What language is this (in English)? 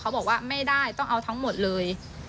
Thai